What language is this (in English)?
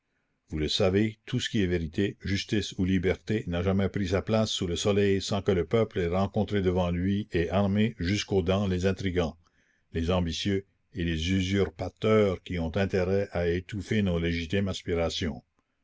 French